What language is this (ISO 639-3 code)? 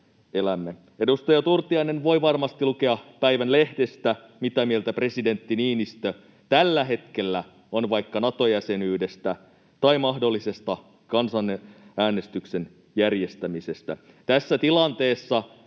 fin